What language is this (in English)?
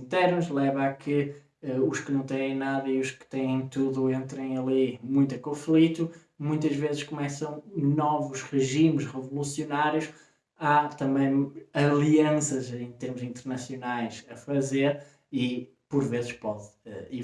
Portuguese